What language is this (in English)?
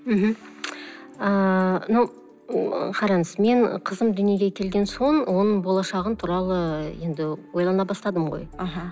Kazakh